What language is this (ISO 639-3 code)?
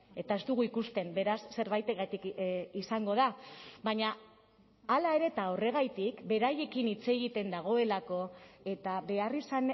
eus